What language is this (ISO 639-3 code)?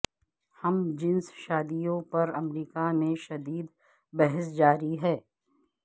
urd